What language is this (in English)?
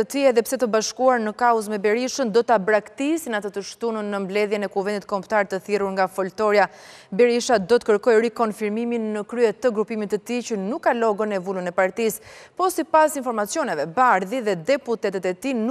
Romanian